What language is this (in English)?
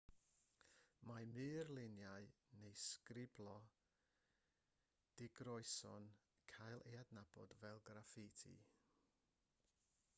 Welsh